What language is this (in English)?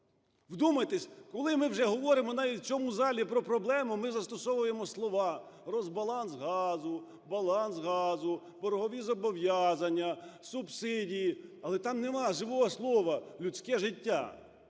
Ukrainian